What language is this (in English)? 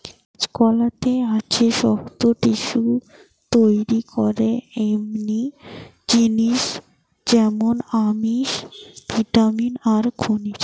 Bangla